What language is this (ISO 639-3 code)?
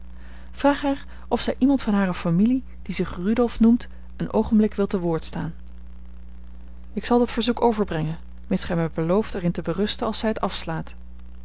nld